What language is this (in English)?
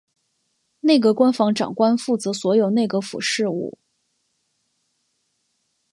Chinese